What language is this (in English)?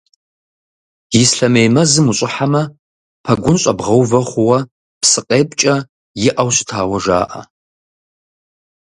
Kabardian